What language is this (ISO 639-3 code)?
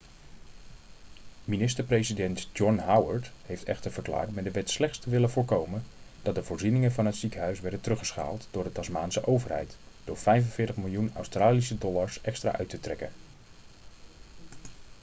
nld